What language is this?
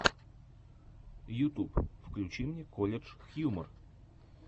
Russian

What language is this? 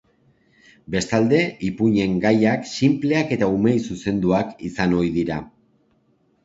Basque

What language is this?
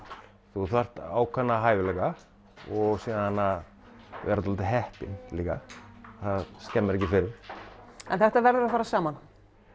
Icelandic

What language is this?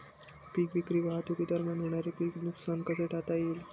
Marathi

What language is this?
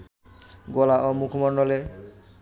Bangla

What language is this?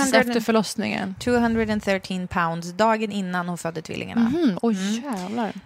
Swedish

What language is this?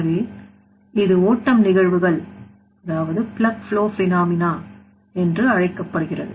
Tamil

